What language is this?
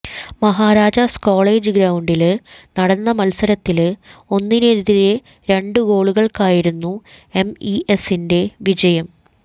Malayalam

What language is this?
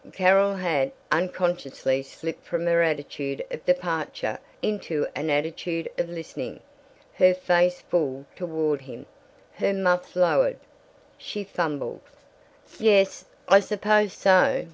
English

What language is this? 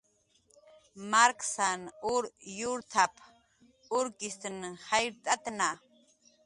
Jaqaru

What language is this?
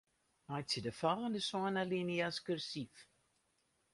Western Frisian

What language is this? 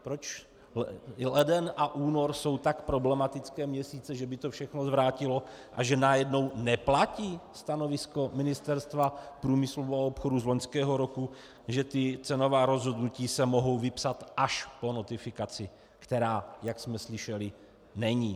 Czech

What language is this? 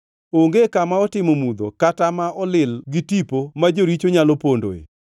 Luo (Kenya and Tanzania)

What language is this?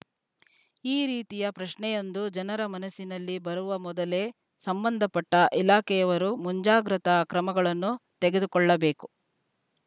Kannada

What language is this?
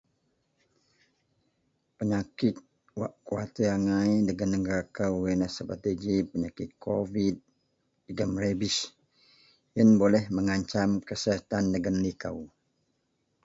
Central Melanau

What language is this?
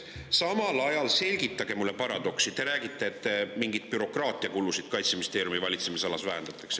Estonian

